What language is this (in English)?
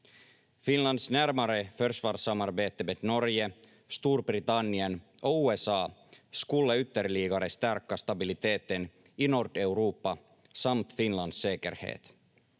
Finnish